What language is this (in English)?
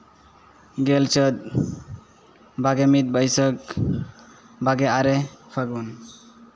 Santali